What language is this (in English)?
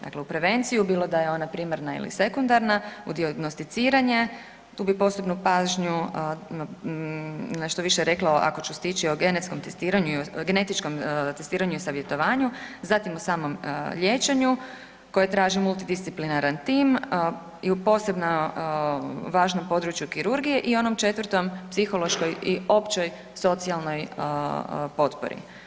Croatian